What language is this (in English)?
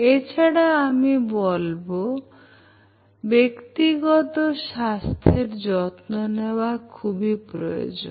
Bangla